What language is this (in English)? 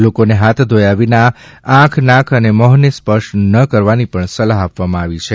Gujarati